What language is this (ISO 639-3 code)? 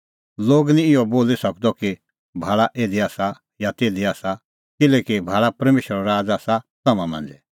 kfx